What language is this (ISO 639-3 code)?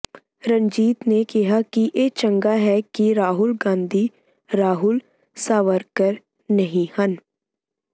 pan